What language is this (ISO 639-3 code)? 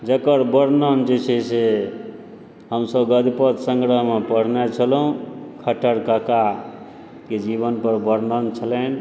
mai